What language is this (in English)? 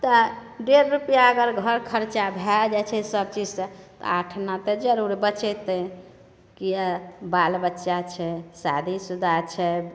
Maithili